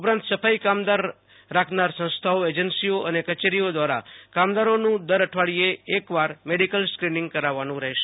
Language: Gujarati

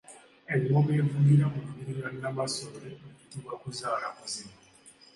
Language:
Ganda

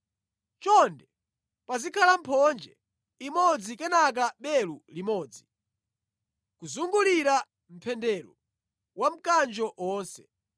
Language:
Nyanja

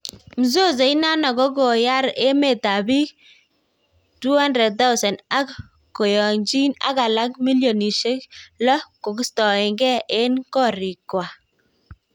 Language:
Kalenjin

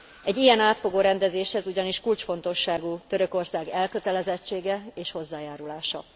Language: Hungarian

